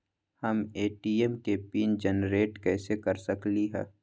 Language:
Magahi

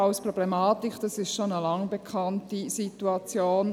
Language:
Swiss German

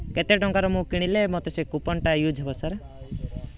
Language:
Odia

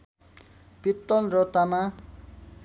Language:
Nepali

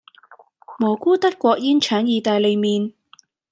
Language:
Cantonese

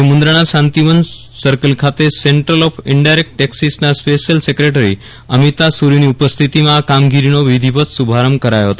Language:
Gujarati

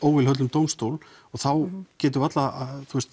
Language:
Icelandic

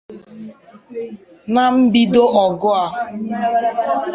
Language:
Igbo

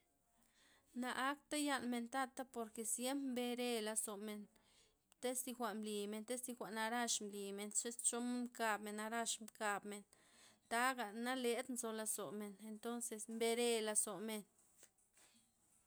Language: Loxicha Zapotec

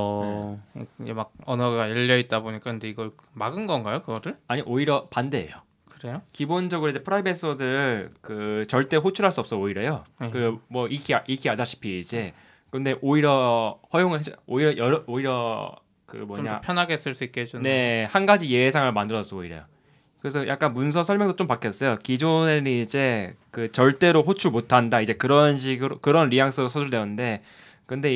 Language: Korean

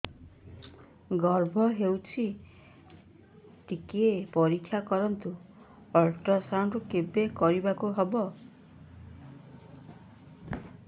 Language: Odia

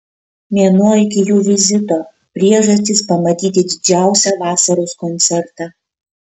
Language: Lithuanian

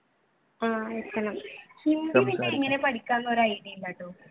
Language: Malayalam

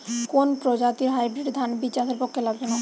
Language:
Bangla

